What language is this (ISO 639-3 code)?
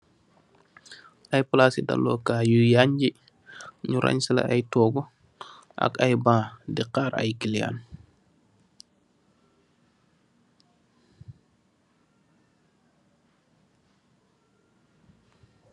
wol